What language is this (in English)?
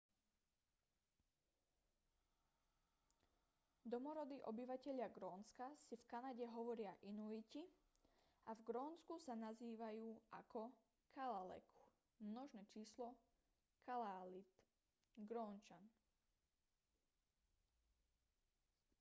Slovak